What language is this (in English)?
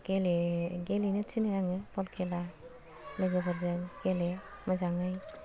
Bodo